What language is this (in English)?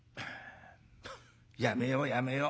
Japanese